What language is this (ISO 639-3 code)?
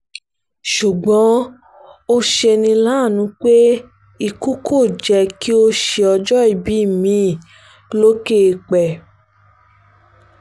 yor